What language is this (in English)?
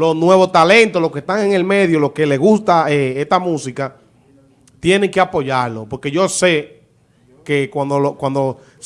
Spanish